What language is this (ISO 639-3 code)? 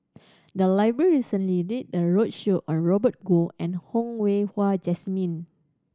eng